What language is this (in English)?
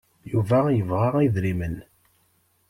Kabyle